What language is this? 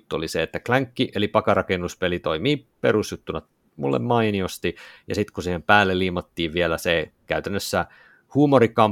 Finnish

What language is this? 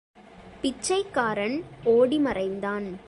Tamil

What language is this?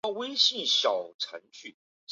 Chinese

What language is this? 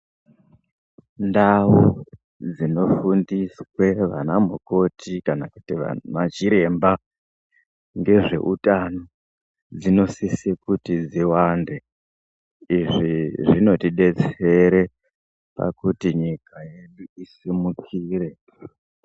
Ndau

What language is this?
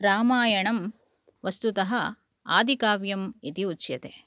Sanskrit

